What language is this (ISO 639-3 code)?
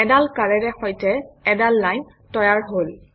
asm